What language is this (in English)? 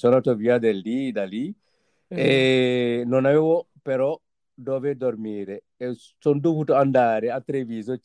Italian